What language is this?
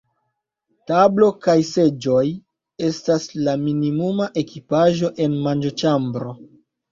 Esperanto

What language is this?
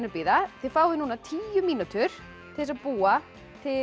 Icelandic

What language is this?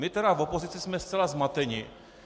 Czech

